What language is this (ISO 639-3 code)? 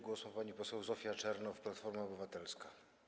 pol